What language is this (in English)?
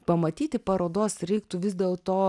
Lithuanian